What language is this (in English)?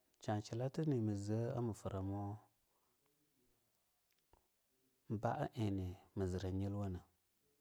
Longuda